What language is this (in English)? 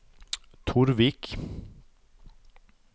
Norwegian